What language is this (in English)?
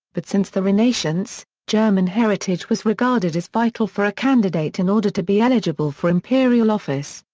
English